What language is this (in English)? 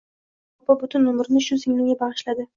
Uzbek